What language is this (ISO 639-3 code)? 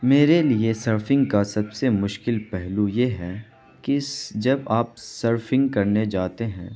urd